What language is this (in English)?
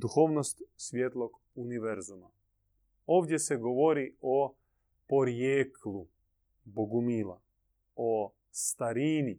Croatian